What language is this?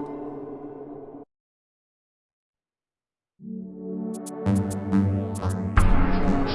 Italian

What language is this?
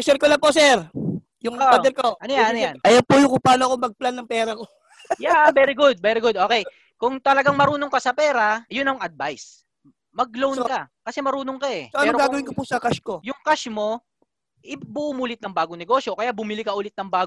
Filipino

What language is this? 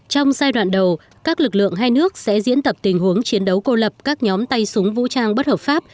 Vietnamese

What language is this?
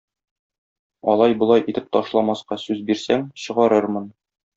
Tatar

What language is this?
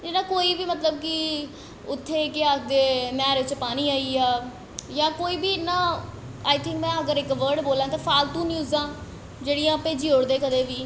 Dogri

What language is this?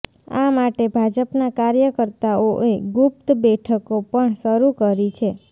Gujarati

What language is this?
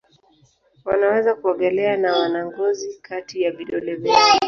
Swahili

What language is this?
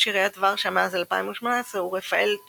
Hebrew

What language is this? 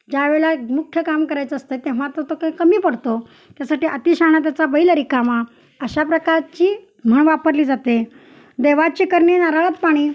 Marathi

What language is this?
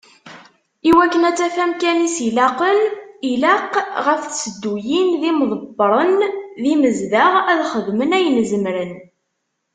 Kabyle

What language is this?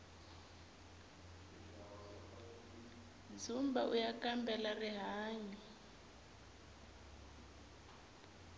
Tsonga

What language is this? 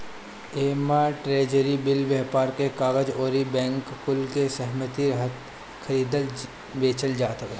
Bhojpuri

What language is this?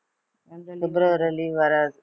Tamil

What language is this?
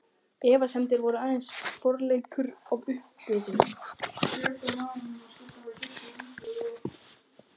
Icelandic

